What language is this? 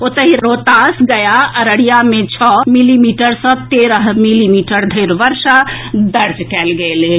Maithili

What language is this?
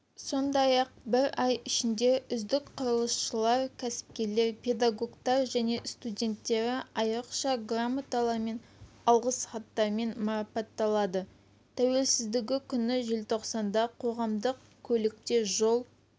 Kazakh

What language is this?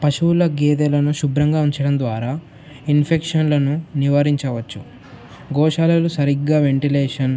Telugu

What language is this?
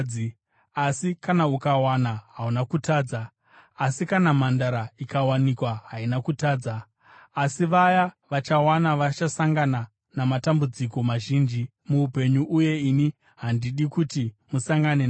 Shona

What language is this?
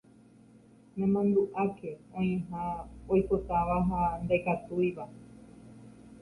Guarani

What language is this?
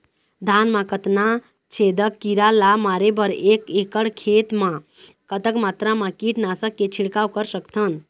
Chhattisgarhi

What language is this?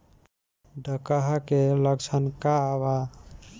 Bhojpuri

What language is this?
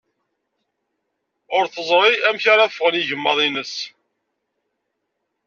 Kabyle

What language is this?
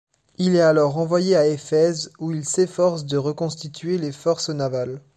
French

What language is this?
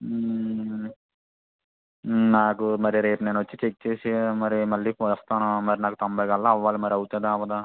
Telugu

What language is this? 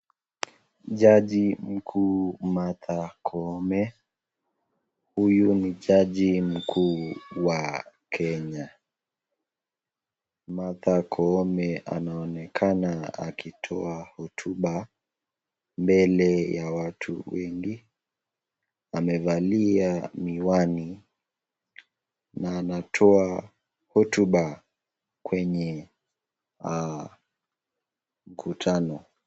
Swahili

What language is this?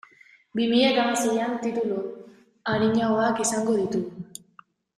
Basque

